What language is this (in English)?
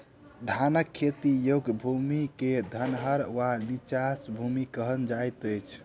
Maithili